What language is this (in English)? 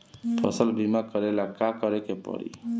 Bhojpuri